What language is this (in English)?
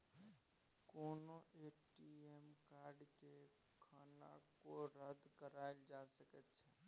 Maithili